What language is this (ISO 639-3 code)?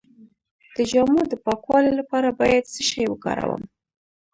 pus